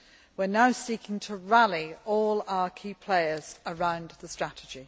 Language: English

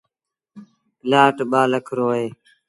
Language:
Sindhi Bhil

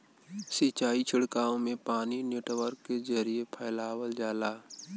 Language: Bhojpuri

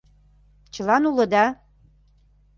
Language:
Mari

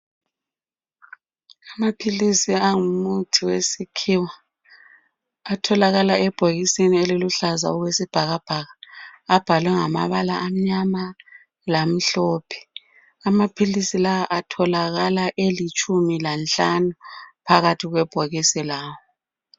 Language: North Ndebele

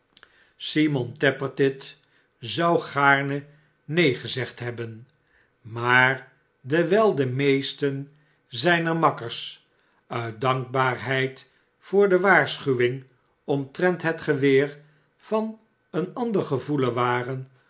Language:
Dutch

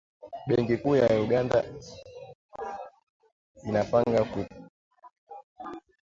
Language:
Swahili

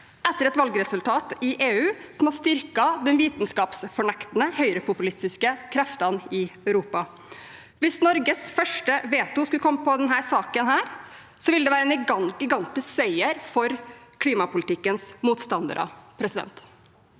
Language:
Norwegian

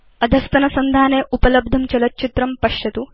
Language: Sanskrit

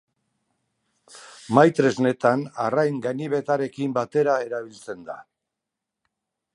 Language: Basque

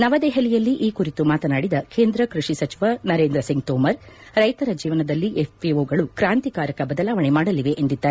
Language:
Kannada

